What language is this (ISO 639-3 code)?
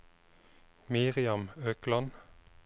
nor